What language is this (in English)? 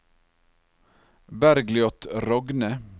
Norwegian